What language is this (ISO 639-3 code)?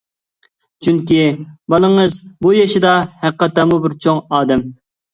uig